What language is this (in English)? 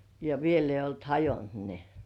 Finnish